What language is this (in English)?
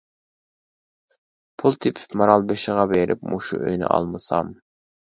Uyghur